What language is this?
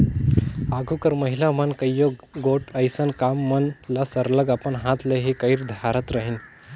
Chhattisgarhi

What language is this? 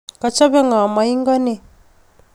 Kalenjin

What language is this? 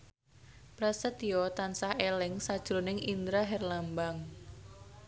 Javanese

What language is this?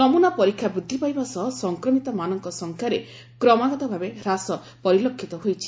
Odia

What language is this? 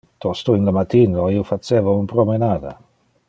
Interlingua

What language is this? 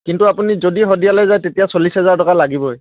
Assamese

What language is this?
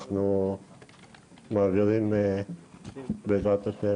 Hebrew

